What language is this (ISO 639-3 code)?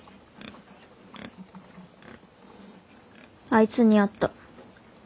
jpn